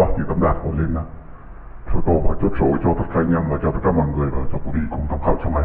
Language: Vietnamese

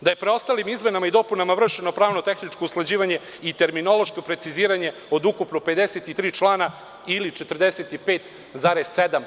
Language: Serbian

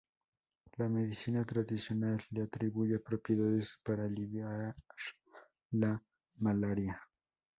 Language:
Spanish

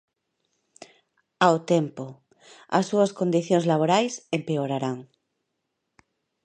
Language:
Galician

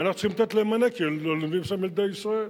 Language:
Hebrew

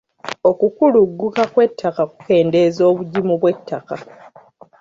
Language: Ganda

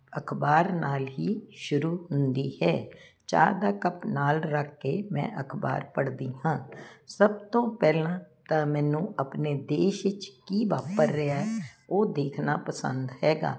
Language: Punjabi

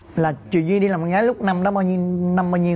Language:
Vietnamese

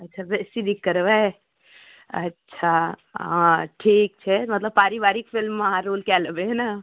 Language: Maithili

